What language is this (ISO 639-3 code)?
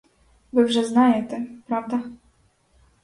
ukr